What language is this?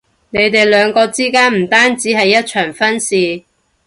Cantonese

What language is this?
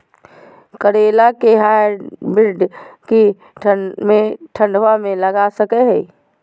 Magahi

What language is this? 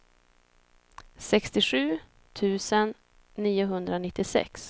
Swedish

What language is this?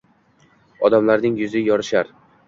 Uzbek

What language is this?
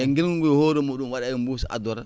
Fula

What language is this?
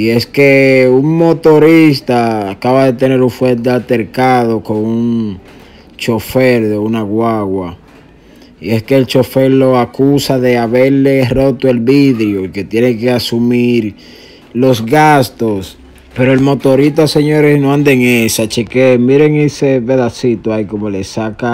Spanish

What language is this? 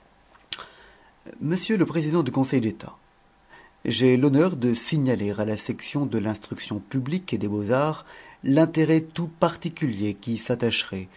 French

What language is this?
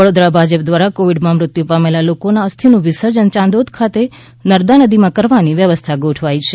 Gujarati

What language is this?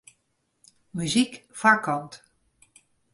Western Frisian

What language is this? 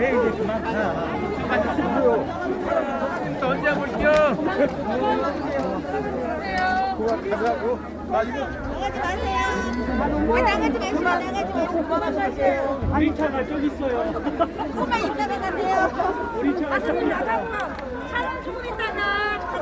Korean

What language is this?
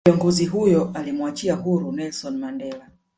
Swahili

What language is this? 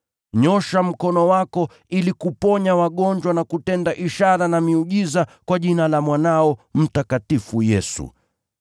Swahili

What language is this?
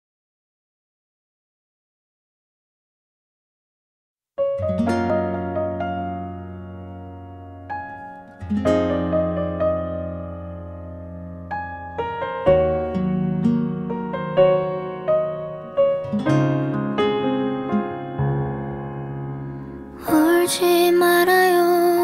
Korean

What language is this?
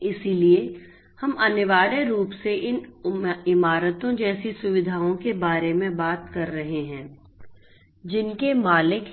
Hindi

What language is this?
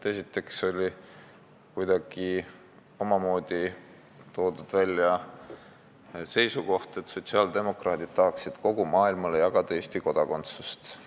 Estonian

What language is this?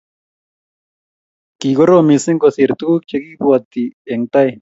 Kalenjin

